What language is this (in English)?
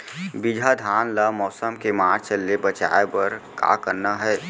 Chhattisgarhi